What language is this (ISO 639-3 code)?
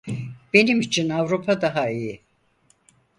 tur